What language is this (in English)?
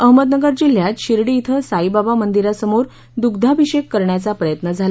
Marathi